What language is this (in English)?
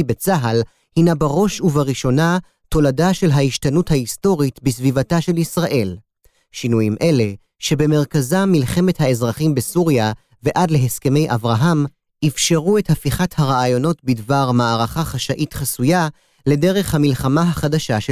Hebrew